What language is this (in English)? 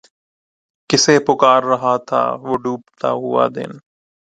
Urdu